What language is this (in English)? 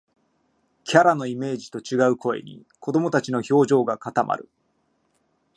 Japanese